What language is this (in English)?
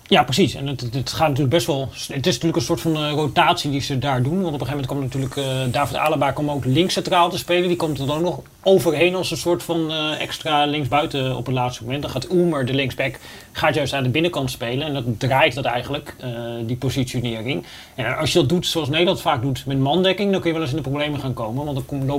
Dutch